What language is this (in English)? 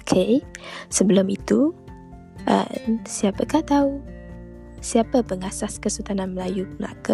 Malay